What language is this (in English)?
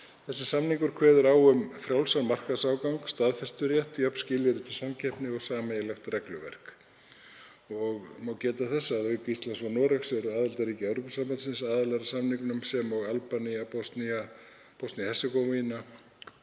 Icelandic